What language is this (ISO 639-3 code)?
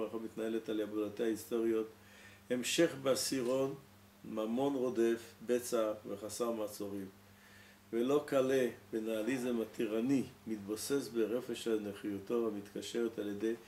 heb